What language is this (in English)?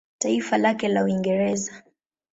Swahili